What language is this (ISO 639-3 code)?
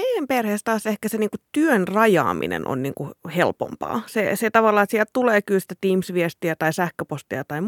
fin